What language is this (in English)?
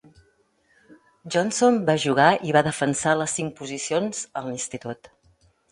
Catalan